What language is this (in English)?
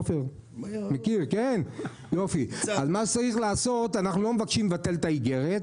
Hebrew